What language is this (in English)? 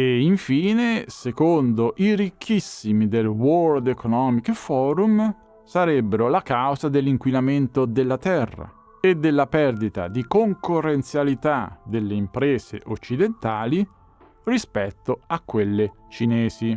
Italian